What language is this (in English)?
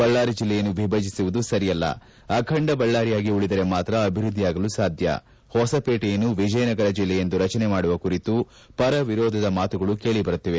Kannada